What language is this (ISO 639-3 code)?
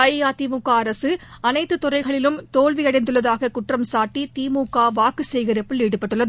tam